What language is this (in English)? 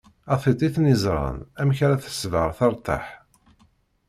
Kabyle